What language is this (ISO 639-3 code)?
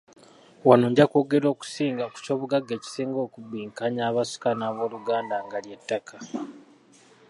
lug